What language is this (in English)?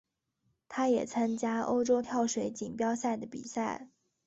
Chinese